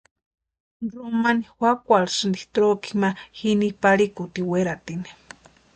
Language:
Western Highland Purepecha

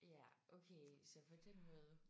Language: Danish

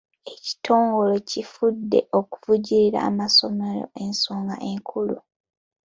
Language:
Ganda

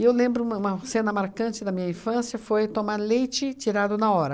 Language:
Portuguese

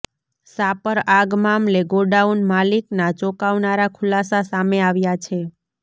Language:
Gujarati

